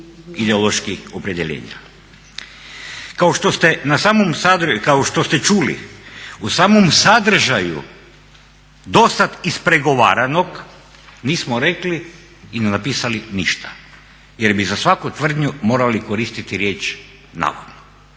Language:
Croatian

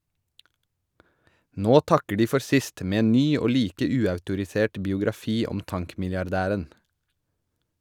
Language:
Norwegian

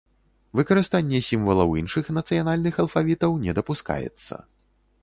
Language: Belarusian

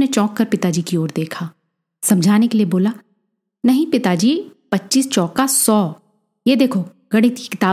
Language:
Hindi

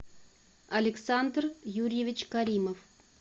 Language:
Russian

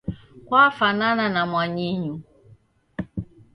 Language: Taita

